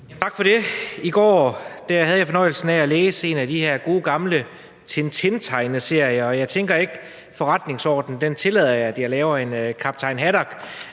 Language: Danish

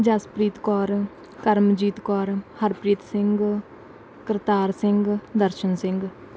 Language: Punjabi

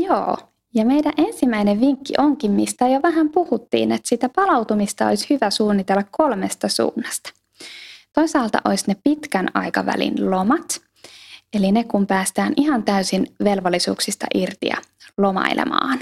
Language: Finnish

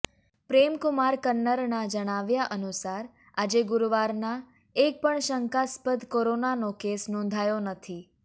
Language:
Gujarati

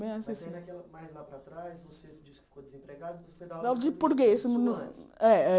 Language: Portuguese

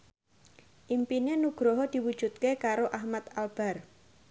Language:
Javanese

